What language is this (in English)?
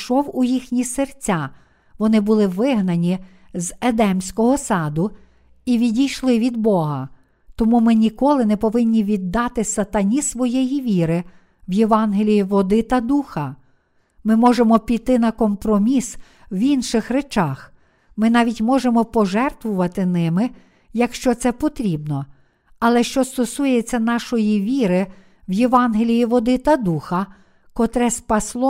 Ukrainian